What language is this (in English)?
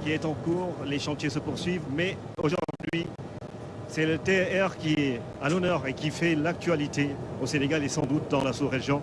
French